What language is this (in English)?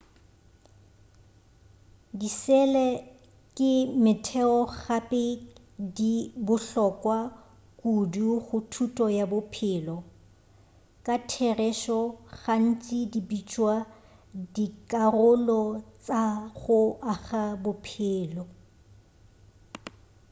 Northern Sotho